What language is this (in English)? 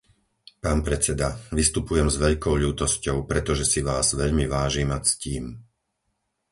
Slovak